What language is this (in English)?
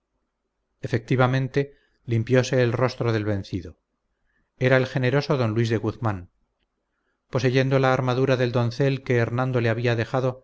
Spanish